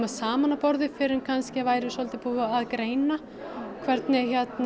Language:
Icelandic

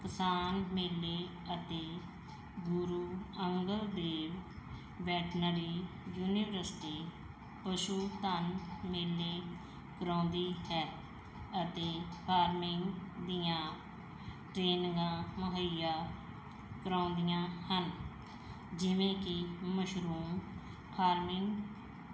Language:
Punjabi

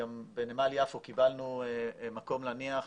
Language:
Hebrew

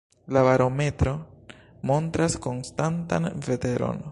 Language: Esperanto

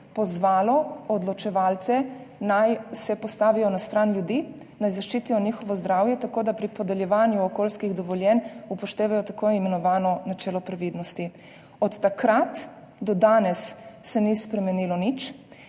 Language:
Slovenian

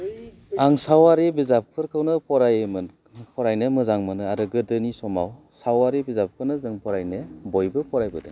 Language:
Bodo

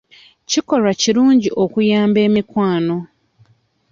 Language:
Ganda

